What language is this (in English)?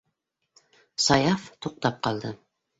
Bashkir